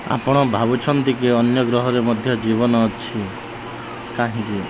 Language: Odia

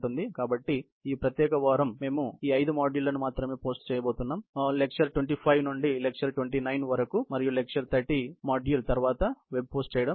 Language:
Telugu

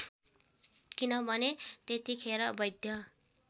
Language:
Nepali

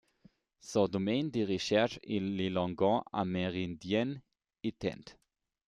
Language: French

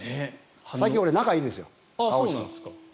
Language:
Japanese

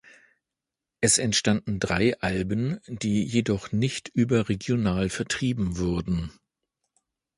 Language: German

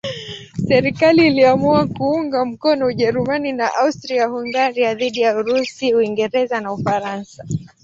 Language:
Swahili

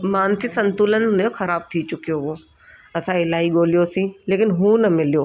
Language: Sindhi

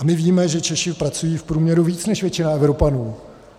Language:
Czech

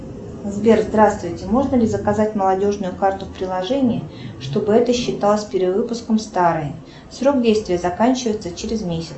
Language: Russian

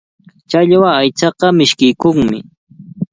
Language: Cajatambo North Lima Quechua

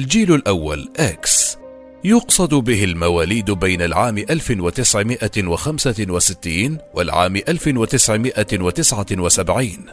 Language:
Arabic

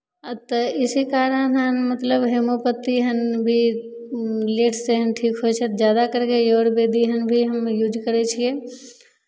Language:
Maithili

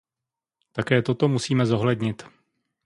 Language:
Czech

